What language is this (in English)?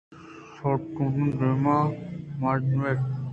Eastern Balochi